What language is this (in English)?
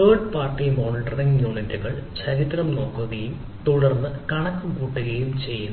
Malayalam